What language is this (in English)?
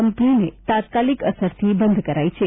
Gujarati